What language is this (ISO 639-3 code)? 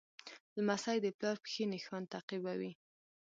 pus